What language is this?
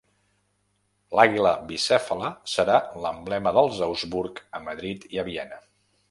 Catalan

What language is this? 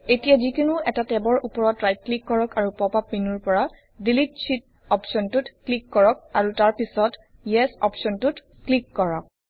Assamese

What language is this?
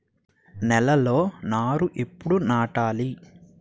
Telugu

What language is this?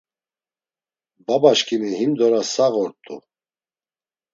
Laz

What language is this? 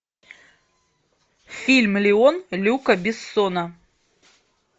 Russian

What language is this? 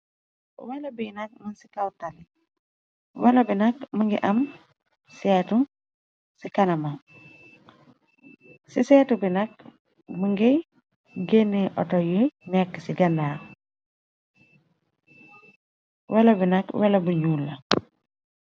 Wolof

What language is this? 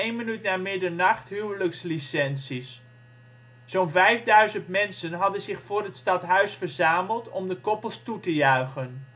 Dutch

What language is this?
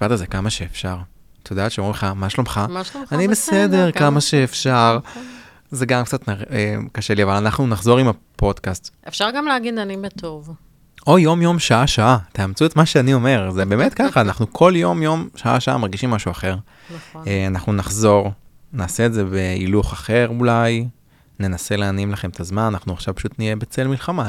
Hebrew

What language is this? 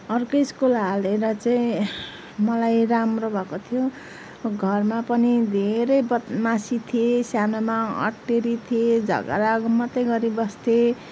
Nepali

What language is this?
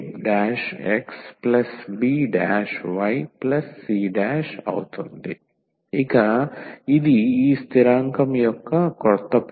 Telugu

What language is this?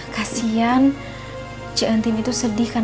Indonesian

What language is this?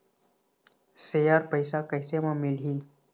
Chhattisgarhi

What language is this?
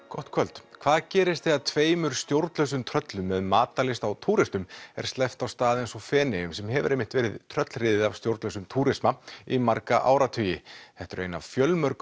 Icelandic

